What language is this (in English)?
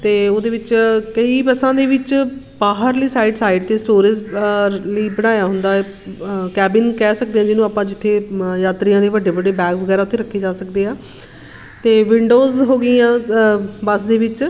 Punjabi